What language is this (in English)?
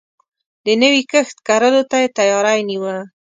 Pashto